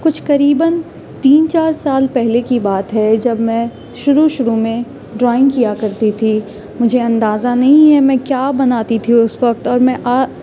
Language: Urdu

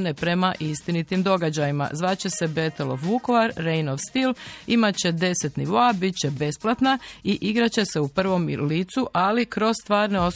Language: Croatian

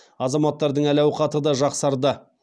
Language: Kazakh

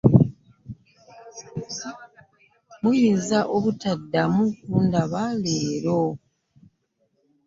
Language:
Ganda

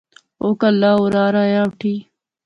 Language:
Pahari-Potwari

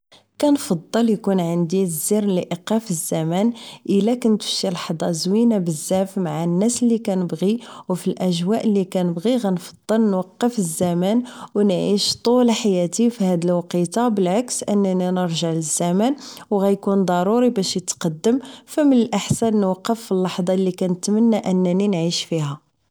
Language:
Moroccan Arabic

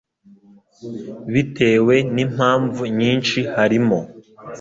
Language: Kinyarwanda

